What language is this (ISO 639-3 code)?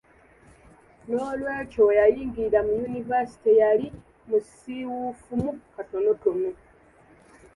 lug